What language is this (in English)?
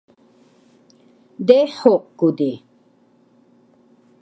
Taroko